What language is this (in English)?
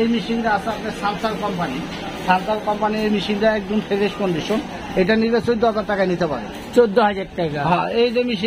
Bangla